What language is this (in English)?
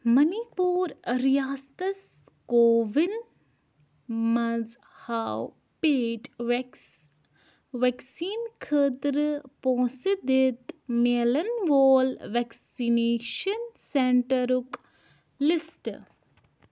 Kashmiri